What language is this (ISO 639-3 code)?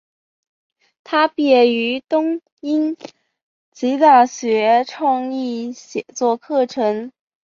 zho